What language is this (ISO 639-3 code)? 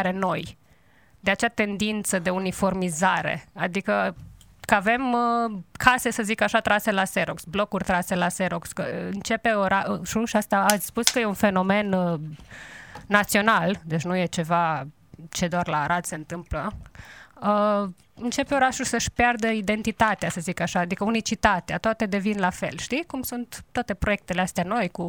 ron